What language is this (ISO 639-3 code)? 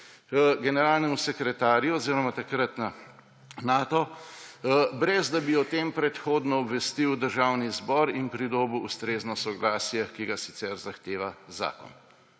slv